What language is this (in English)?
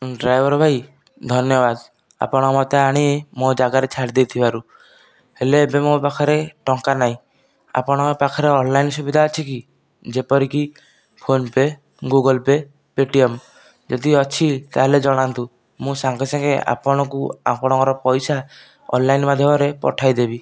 Odia